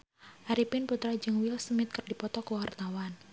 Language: Sundanese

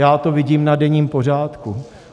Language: Czech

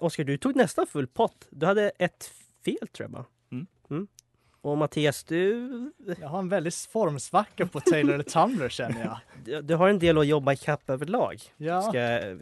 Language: Swedish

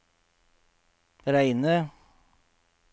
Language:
Norwegian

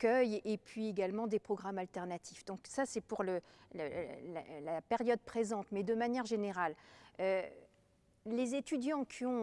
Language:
French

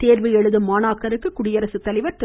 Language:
Tamil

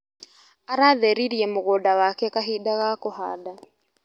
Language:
Kikuyu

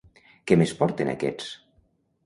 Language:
Catalan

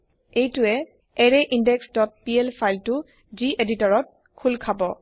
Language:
Assamese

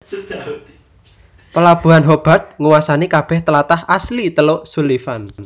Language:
Javanese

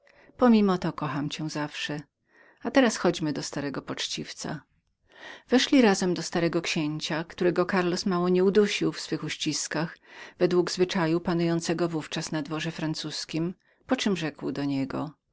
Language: Polish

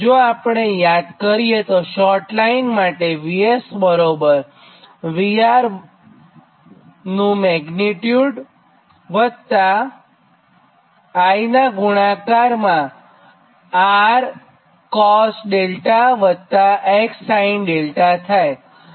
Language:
Gujarati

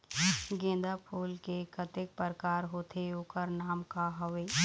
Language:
Chhattisgarhi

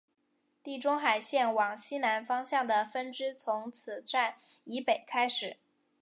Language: Chinese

